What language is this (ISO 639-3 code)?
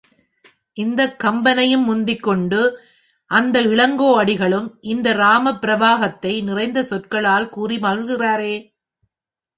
tam